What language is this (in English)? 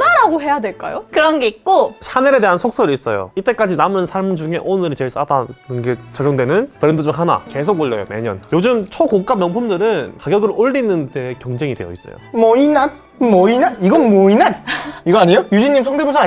Korean